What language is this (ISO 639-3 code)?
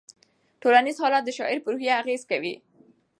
pus